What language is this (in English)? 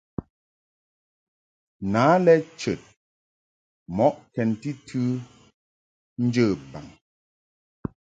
Mungaka